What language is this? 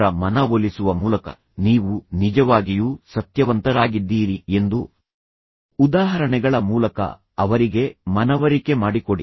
Kannada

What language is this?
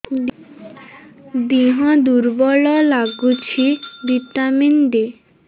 Odia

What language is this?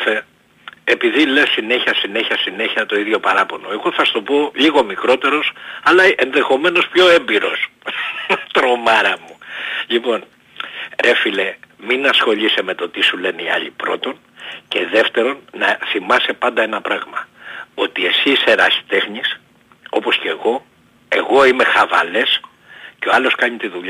Greek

